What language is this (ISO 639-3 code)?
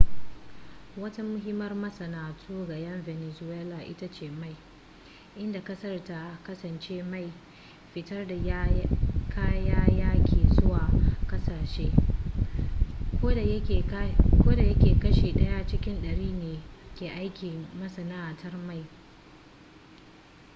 hau